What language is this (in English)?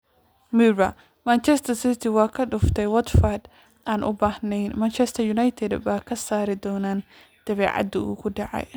Somali